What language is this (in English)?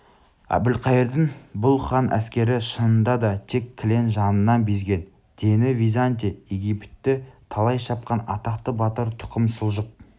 Kazakh